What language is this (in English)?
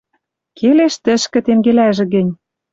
Western Mari